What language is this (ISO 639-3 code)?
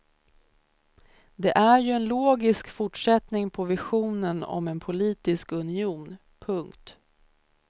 swe